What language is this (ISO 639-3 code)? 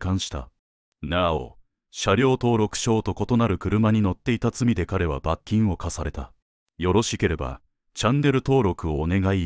jpn